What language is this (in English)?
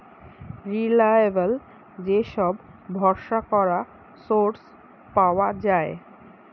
Bangla